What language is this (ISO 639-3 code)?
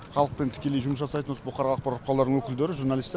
kaz